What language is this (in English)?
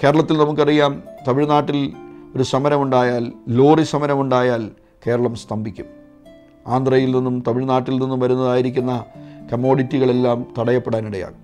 Malayalam